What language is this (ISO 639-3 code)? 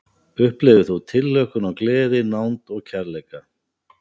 isl